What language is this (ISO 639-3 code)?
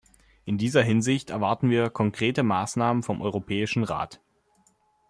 deu